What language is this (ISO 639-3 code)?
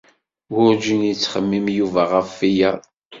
kab